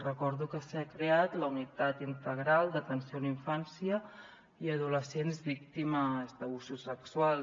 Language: Catalan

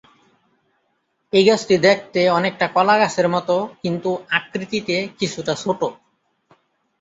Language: Bangla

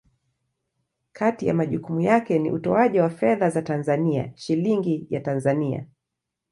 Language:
Swahili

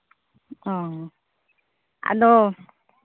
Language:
Santali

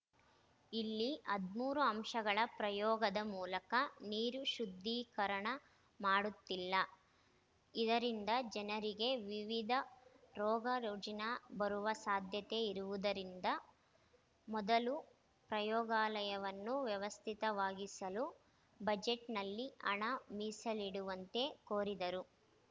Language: Kannada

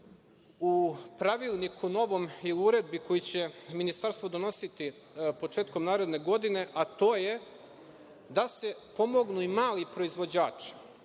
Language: Serbian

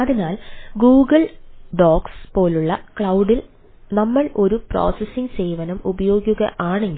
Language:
Malayalam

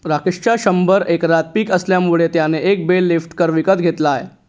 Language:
Marathi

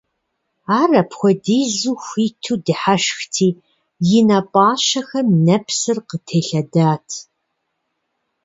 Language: Kabardian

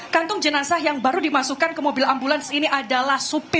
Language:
Indonesian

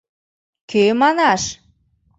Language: Mari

